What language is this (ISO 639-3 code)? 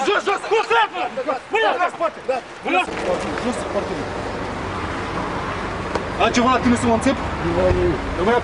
ron